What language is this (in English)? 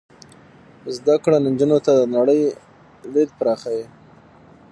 Pashto